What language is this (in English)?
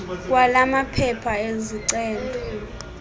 Xhosa